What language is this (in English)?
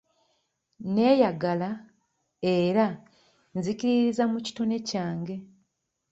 Ganda